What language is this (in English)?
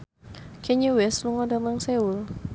Javanese